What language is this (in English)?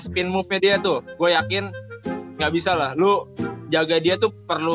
Indonesian